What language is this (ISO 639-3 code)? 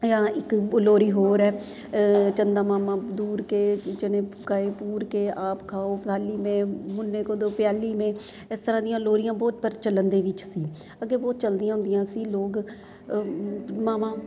pan